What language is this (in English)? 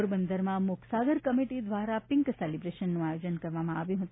Gujarati